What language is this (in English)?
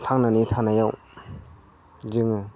Bodo